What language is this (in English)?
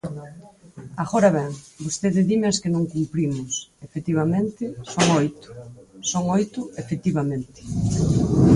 Galician